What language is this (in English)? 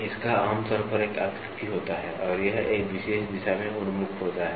Hindi